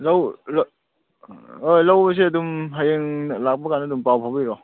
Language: Manipuri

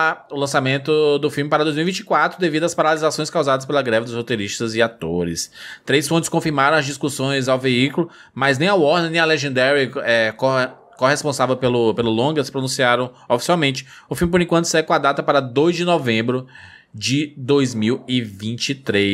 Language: Portuguese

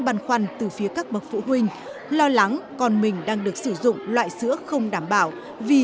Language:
Vietnamese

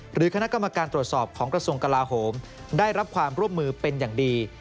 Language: Thai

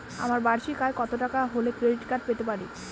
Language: Bangla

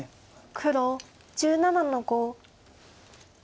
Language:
Japanese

